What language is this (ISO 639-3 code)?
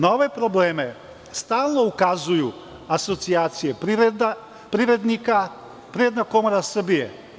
srp